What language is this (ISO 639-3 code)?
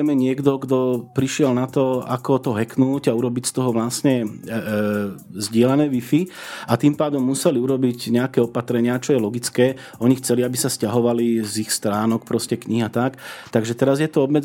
slk